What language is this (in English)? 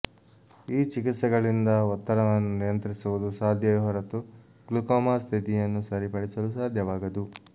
Kannada